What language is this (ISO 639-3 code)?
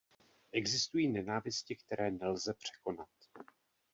ces